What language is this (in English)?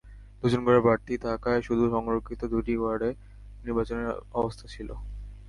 Bangla